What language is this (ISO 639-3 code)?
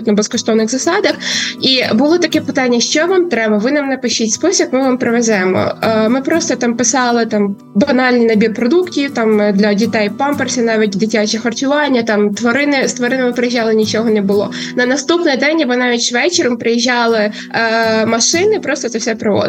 ukr